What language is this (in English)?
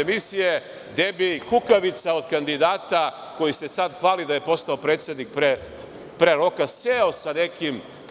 Serbian